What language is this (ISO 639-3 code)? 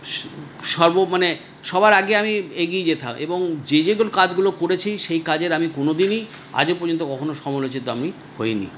ben